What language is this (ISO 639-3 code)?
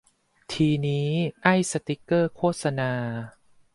tha